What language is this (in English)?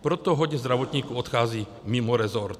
Czech